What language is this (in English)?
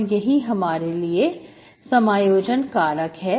Hindi